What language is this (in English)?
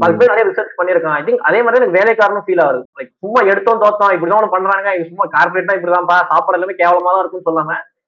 Tamil